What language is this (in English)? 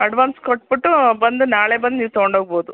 Kannada